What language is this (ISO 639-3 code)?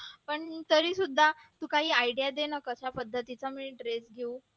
mar